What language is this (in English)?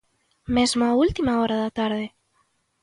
Galician